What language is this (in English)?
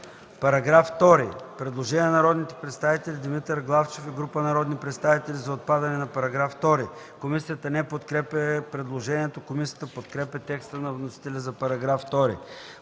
Bulgarian